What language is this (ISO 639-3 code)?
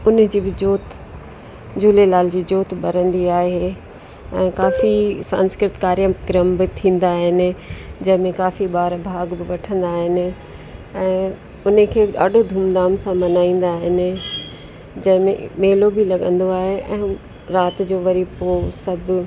snd